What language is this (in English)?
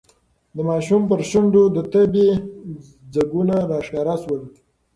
Pashto